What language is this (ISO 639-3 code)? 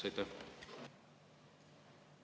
est